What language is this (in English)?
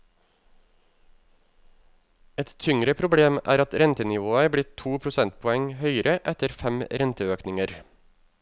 Norwegian